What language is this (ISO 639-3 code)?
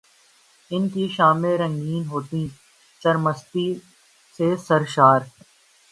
urd